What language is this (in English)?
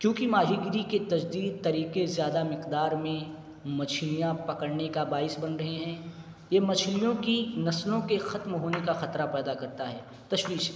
Urdu